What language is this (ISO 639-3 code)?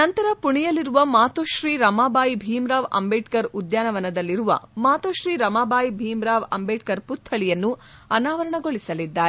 kan